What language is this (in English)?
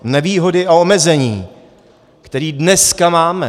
Czech